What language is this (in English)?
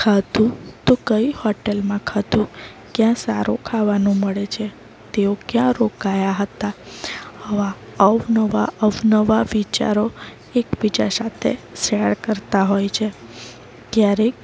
Gujarati